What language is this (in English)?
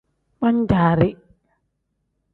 Tem